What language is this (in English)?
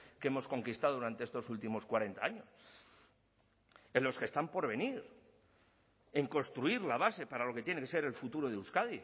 Spanish